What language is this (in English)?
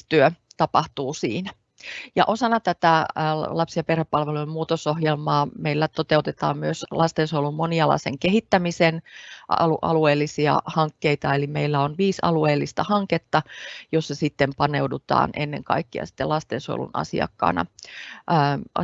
Finnish